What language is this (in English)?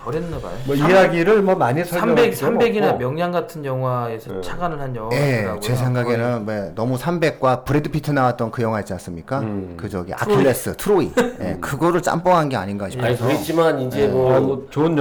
Korean